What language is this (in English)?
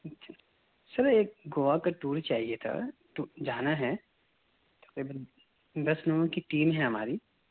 Urdu